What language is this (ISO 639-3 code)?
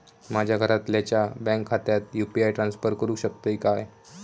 mar